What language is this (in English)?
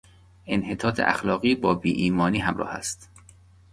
Persian